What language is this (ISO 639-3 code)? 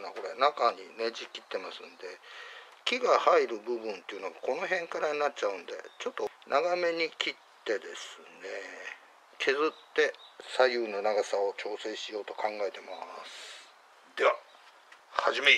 jpn